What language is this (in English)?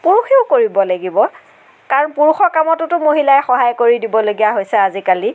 Assamese